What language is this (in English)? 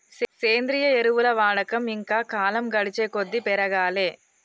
Telugu